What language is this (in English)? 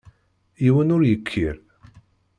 Kabyle